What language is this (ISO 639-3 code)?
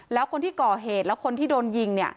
tha